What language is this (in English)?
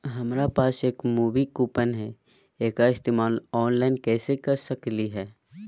Magahi